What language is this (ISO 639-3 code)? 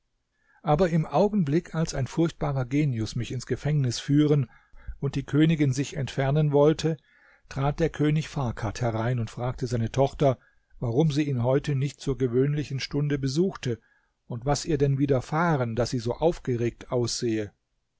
deu